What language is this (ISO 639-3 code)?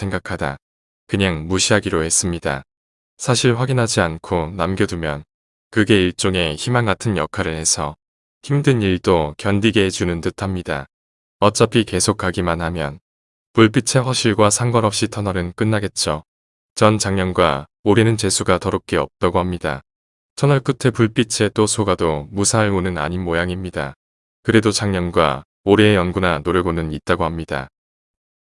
kor